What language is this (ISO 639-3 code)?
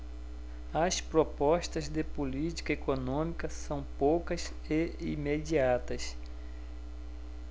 por